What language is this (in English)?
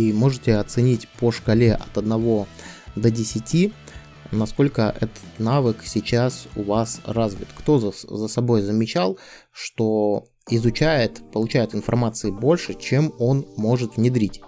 Russian